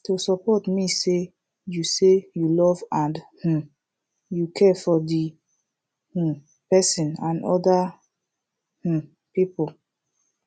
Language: Nigerian Pidgin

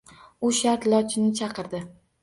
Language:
Uzbek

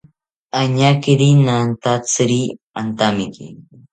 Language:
South Ucayali Ashéninka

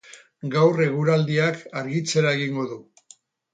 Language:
Basque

